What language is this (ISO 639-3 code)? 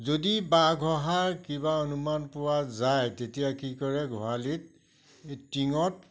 asm